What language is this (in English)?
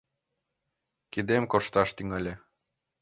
Mari